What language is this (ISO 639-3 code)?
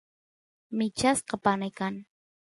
qus